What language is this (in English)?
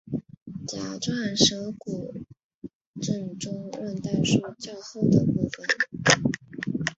Chinese